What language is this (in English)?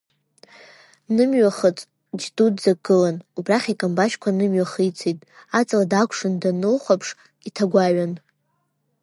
Abkhazian